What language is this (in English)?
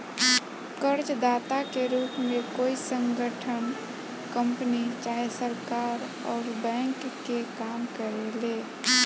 Bhojpuri